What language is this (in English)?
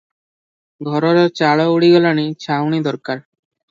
Odia